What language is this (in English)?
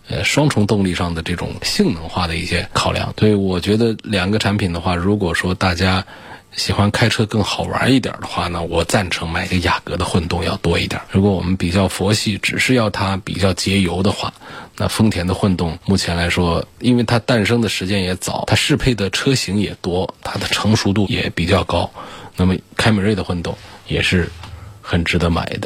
Chinese